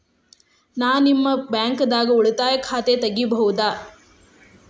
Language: Kannada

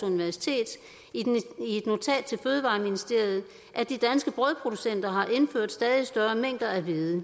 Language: Danish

